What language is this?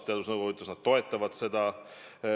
Estonian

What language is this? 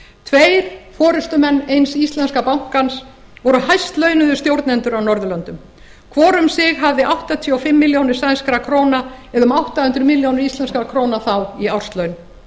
Icelandic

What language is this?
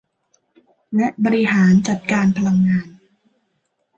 Thai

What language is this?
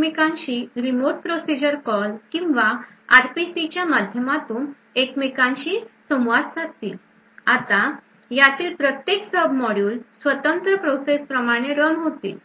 Marathi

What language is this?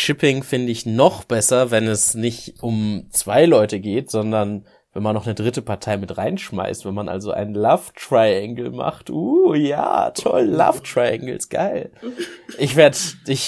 German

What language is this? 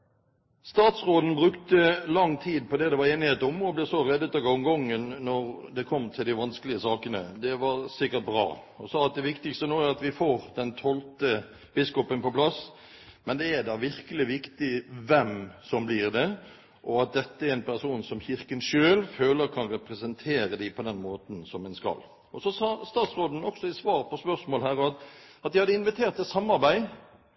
Norwegian Bokmål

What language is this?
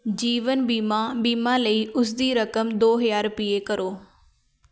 Punjabi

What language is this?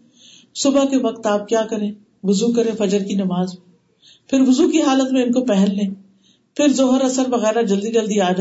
Urdu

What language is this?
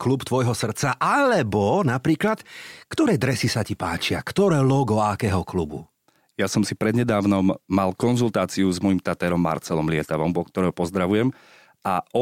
Slovak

